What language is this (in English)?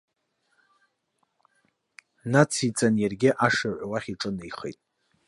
Abkhazian